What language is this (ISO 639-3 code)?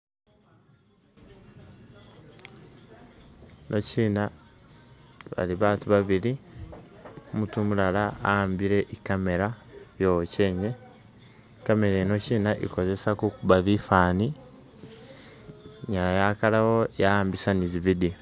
myx